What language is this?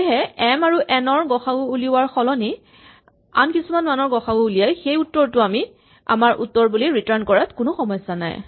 Assamese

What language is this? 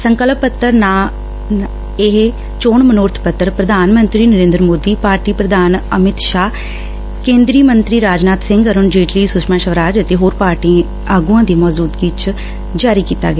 Punjabi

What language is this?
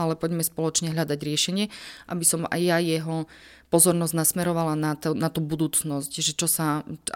Slovak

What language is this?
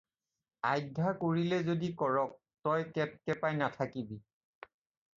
Assamese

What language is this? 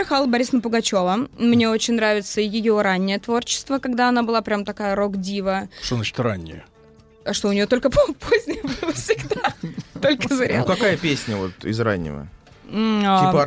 Russian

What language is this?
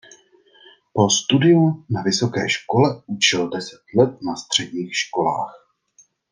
Czech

